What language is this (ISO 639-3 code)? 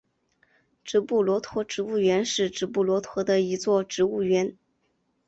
zho